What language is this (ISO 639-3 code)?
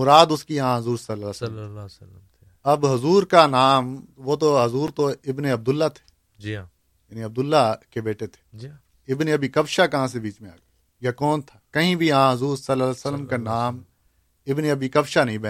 urd